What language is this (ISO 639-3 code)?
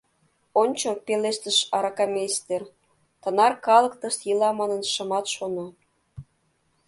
chm